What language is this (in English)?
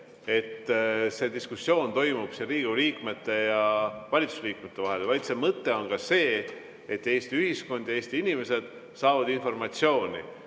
Estonian